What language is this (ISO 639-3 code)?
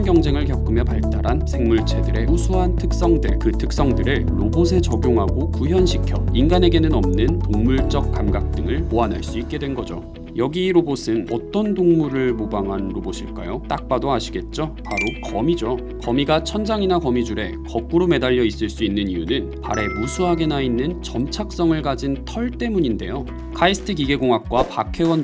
kor